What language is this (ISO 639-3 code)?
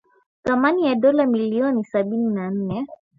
swa